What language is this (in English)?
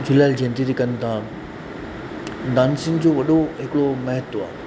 Sindhi